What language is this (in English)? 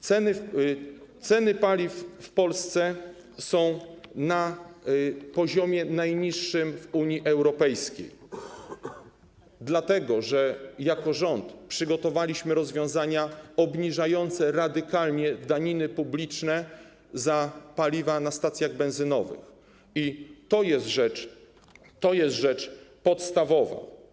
Polish